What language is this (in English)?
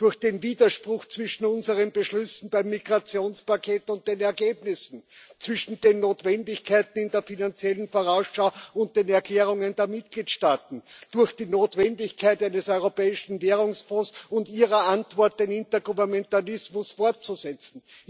German